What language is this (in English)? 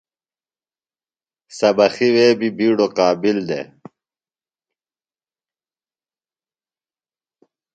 Phalura